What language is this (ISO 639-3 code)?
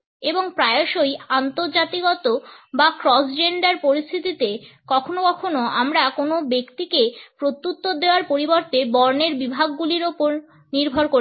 ben